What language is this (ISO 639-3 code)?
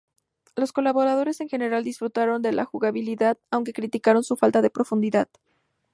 spa